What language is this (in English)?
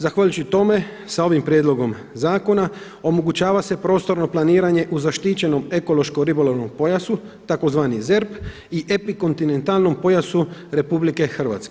Croatian